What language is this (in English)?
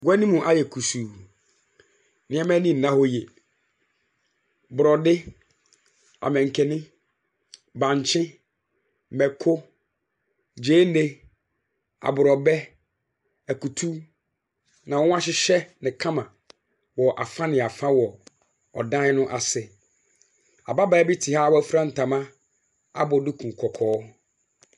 Akan